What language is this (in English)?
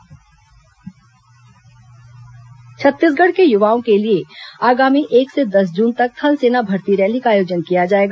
Hindi